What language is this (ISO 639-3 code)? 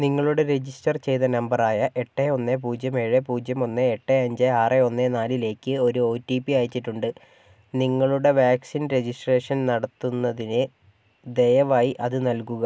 mal